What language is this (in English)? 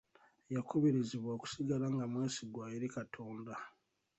Ganda